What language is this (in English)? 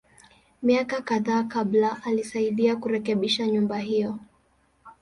Swahili